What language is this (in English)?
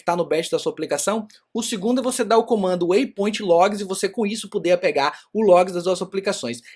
Portuguese